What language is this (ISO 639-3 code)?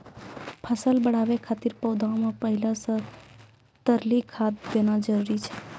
mai